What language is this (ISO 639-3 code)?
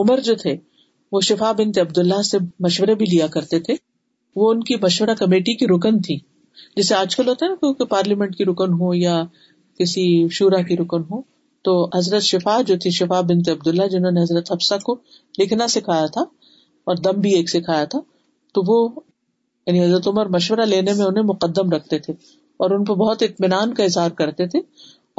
urd